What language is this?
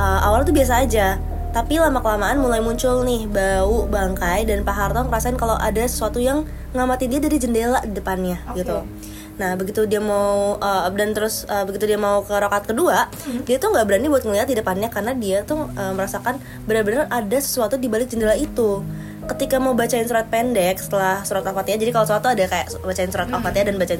Indonesian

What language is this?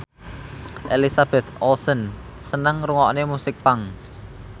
Javanese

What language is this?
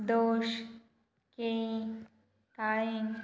Konkani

